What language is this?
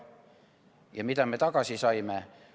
Estonian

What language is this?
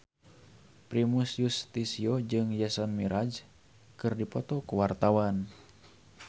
Sundanese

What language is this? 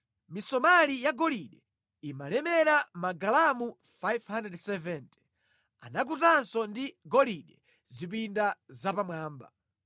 Nyanja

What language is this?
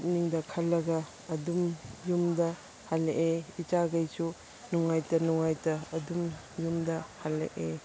Manipuri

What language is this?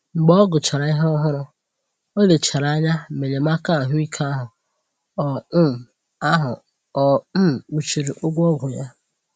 Igbo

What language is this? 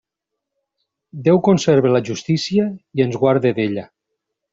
Catalan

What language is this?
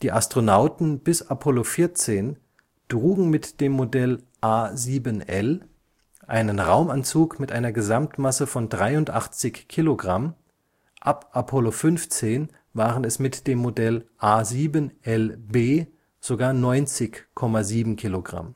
German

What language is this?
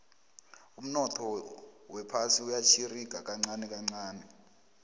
South Ndebele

